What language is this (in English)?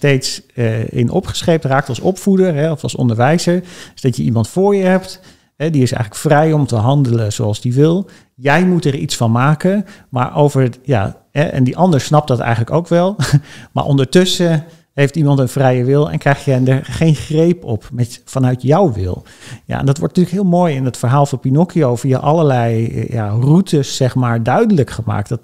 Dutch